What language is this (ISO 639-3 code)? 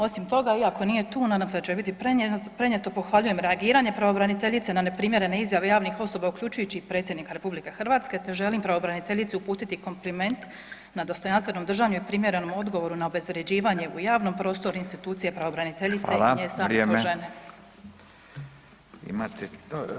hrv